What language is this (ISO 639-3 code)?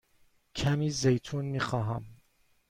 fas